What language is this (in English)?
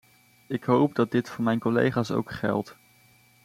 Dutch